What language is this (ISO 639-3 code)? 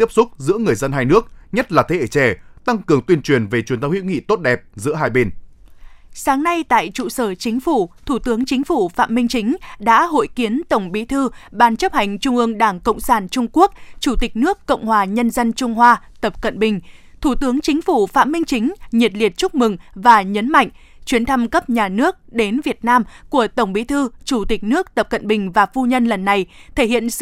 vie